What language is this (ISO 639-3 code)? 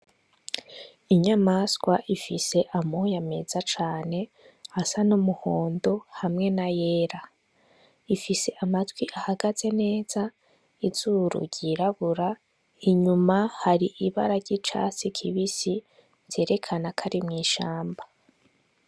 run